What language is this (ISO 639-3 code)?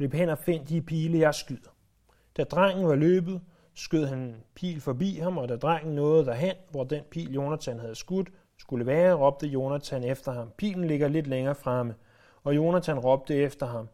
dan